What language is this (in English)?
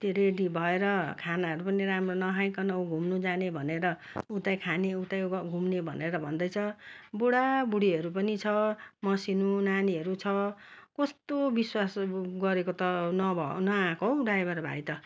Nepali